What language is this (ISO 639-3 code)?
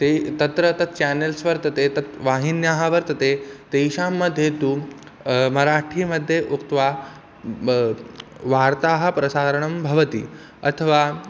san